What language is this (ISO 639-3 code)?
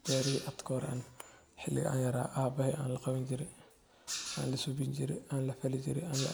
som